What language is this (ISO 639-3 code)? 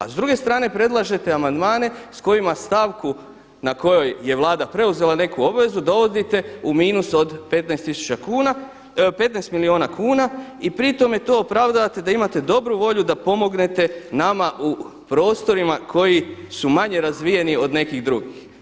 hrv